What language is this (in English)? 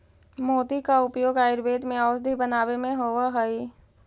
Magahi